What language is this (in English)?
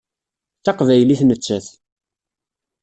Kabyle